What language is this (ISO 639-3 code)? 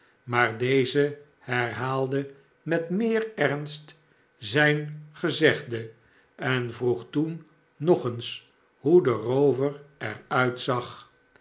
nld